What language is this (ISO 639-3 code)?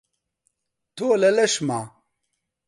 ckb